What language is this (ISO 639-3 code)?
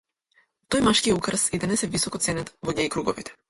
mkd